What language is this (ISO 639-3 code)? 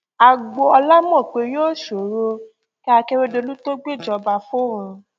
yor